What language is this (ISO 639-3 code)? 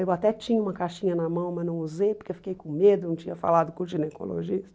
por